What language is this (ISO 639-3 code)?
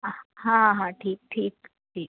hin